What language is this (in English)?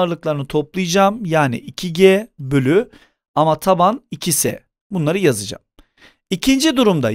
Turkish